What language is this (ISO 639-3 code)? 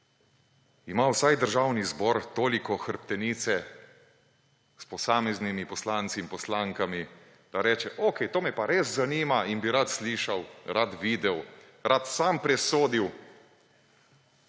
slv